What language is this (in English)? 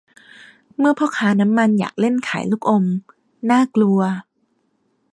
Thai